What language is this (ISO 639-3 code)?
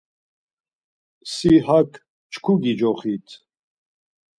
lzz